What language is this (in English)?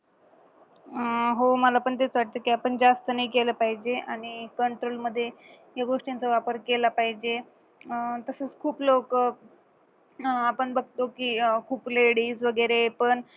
Marathi